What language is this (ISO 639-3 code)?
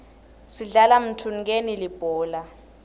ssw